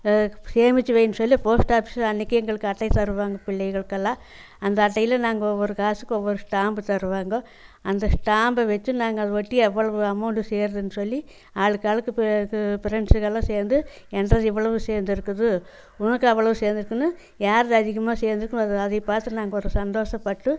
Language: Tamil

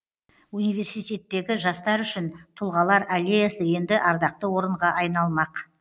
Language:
Kazakh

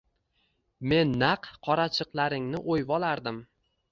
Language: Uzbek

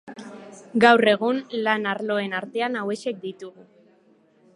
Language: Basque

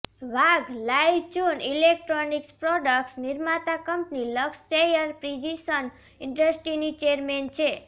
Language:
Gujarati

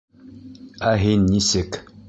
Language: Bashkir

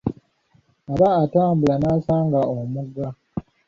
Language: Ganda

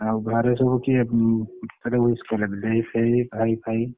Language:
Odia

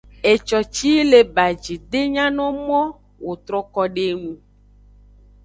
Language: Aja (Benin)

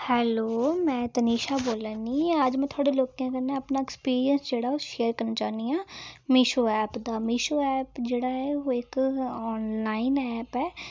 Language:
Dogri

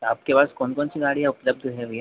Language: Hindi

